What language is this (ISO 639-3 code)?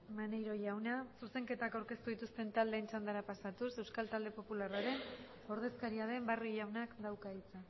eus